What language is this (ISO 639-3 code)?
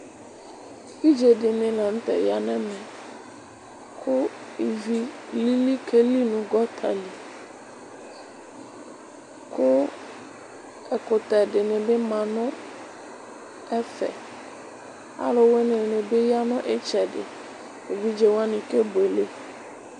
kpo